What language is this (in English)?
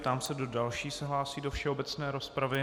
Czech